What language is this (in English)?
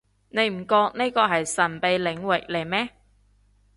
Cantonese